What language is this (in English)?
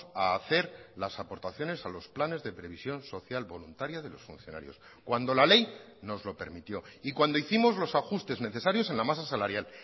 Spanish